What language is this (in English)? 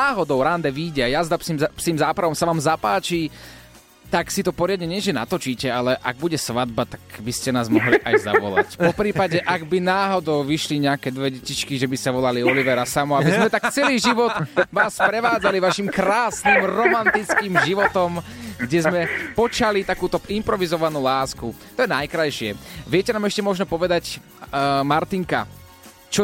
Slovak